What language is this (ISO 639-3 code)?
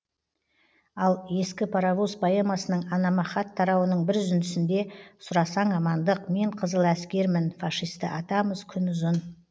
kaz